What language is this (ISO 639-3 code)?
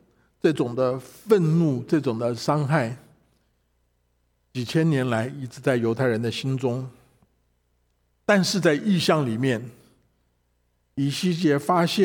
zho